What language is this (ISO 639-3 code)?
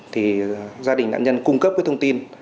vie